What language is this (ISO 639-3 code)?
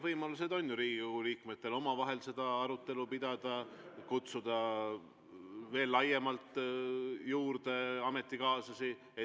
est